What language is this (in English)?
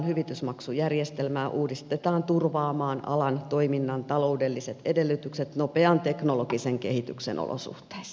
Finnish